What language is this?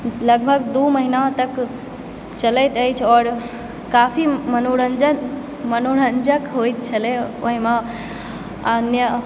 Maithili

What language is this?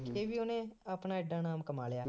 Punjabi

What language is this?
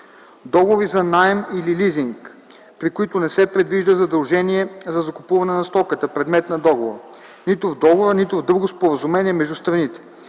Bulgarian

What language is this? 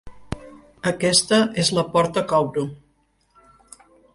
Catalan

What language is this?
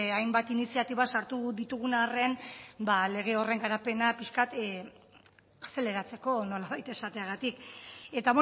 Basque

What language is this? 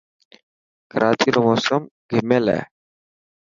Dhatki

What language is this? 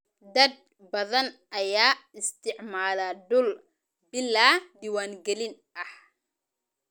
Somali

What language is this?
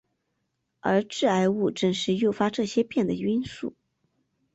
Chinese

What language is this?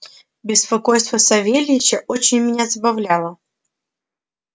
Russian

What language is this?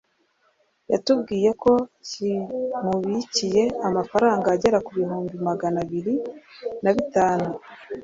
Kinyarwanda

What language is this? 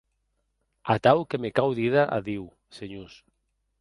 Occitan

